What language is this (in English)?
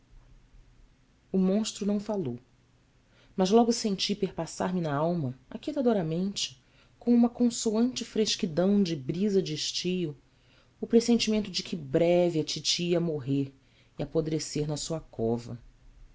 Portuguese